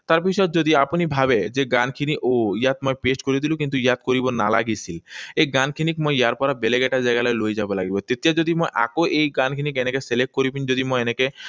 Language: Assamese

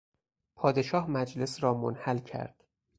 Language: Persian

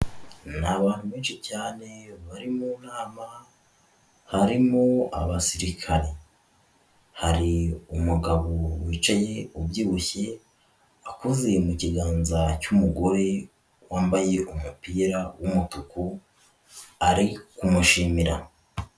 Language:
Kinyarwanda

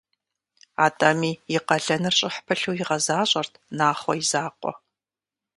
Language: Kabardian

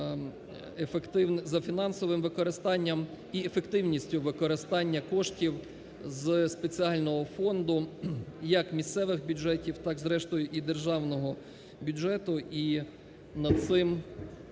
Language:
Ukrainian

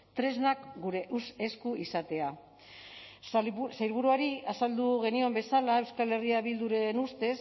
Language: Basque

